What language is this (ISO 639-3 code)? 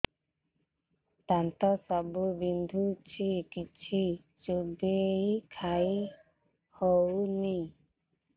ori